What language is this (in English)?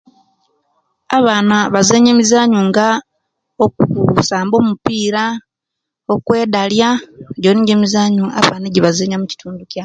Kenyi